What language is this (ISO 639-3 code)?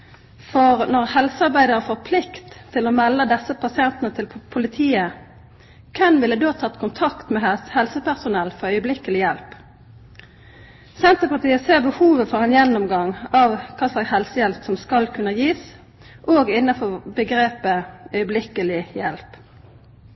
nno